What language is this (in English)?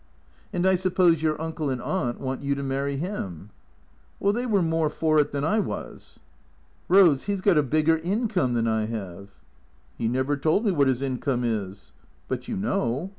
English